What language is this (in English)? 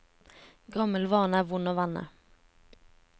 Norwegian